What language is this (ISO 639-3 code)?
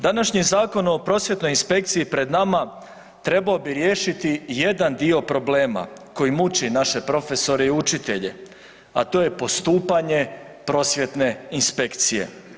hrv